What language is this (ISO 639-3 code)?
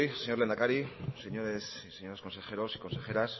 spa